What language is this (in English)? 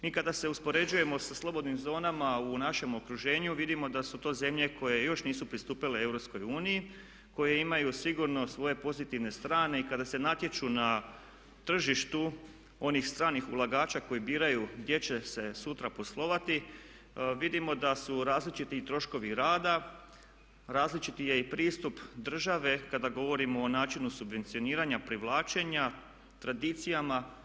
Croatian